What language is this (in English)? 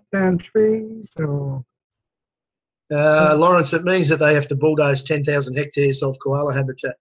English